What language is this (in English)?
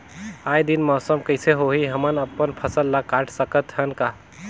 Chhattisgarhi